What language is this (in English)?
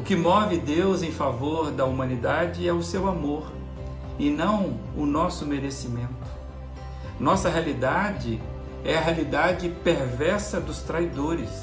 Portuguese